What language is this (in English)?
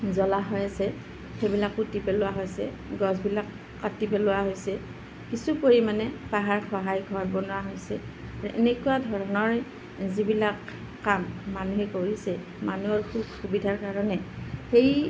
Assamese